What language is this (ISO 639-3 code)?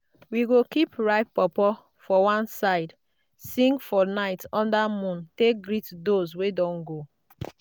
pcm